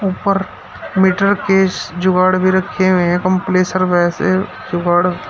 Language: Hindi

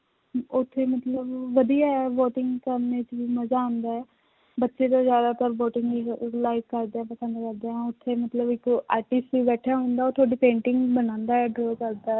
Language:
Punjabi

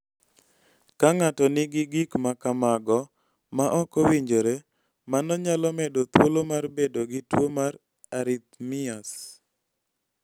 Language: Luo (Kenya and Tanzania)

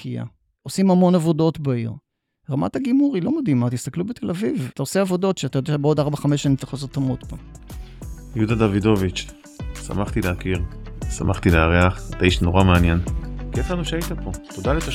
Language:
Hebrew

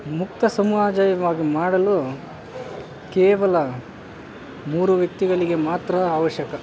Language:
Kannada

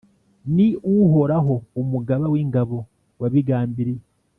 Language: Kinyarwanda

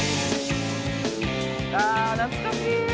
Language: Japanese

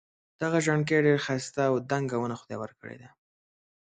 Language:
Pashto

